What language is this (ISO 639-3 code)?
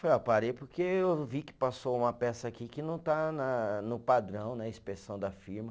por